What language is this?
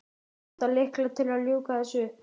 Icelandic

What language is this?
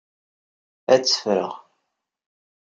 Kabyle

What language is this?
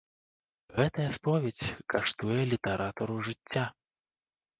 Belarusian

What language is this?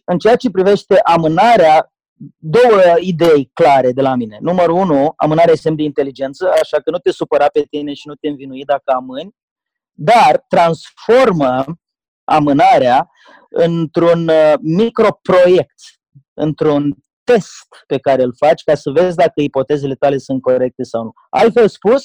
Romanian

